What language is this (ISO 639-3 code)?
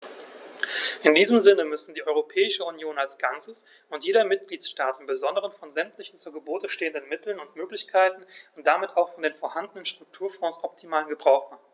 deu